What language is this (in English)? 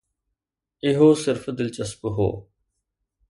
Sindhi